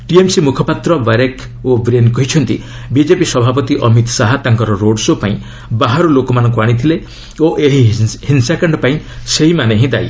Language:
Odia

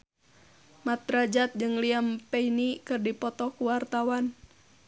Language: Sundanese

